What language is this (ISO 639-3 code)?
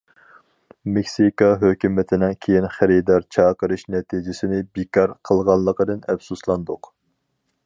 uig